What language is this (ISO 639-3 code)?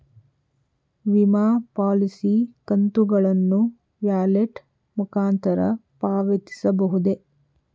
kan